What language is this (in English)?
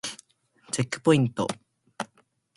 Japanese